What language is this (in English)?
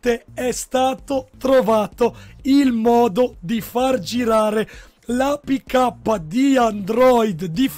Italian